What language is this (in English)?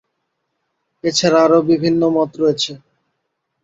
Bangla